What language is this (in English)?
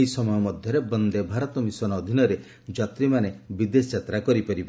Odia